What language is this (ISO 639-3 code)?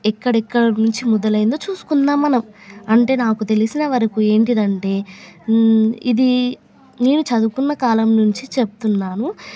tel